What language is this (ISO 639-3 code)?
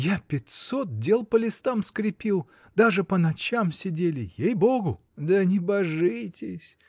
rus